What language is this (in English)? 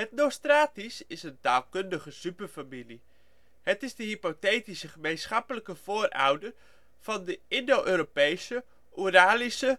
Dutch